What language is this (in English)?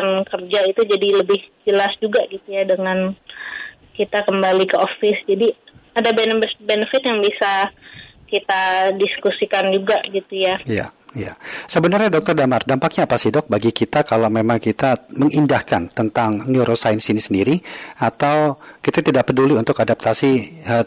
Indonesian